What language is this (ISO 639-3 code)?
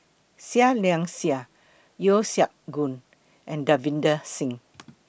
eng